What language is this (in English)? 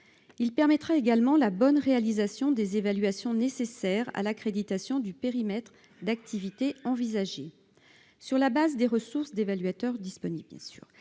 French